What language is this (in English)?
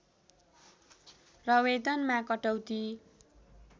Nepali